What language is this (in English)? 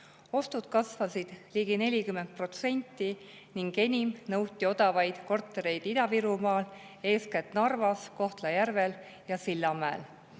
Estonian